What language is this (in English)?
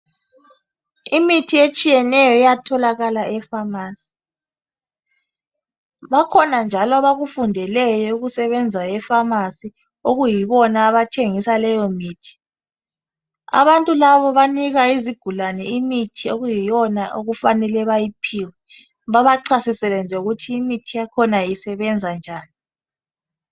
North Ndebele